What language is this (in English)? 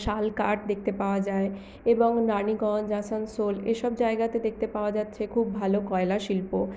Bangla